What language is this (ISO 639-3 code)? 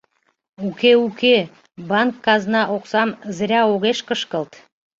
chm